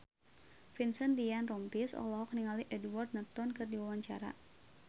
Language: Sundanese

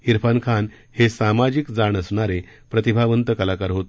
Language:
Marathi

